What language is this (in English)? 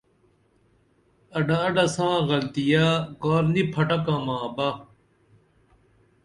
Dameli